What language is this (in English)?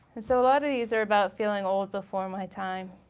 English